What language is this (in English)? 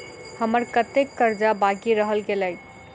Maithili